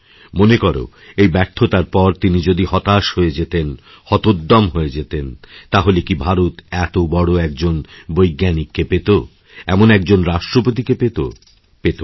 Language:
Bangla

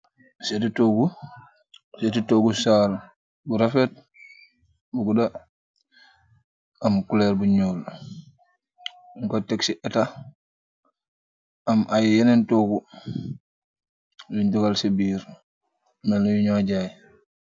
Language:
Wolof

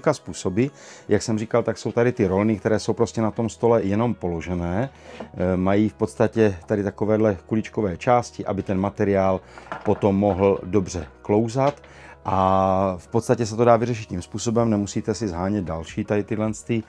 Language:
Czech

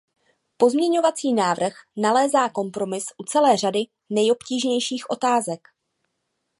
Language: Czech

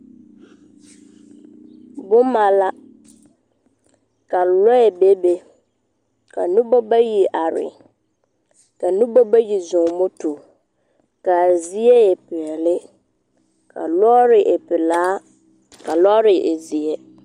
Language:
Southern Dagaare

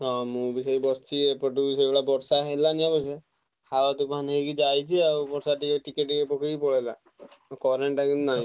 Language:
Odia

